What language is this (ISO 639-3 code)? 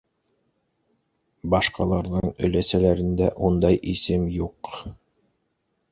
bak